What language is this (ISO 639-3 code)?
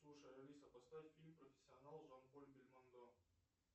rus